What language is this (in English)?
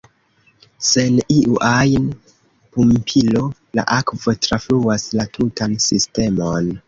Esperanto